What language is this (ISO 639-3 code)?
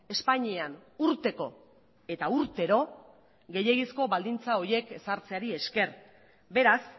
eus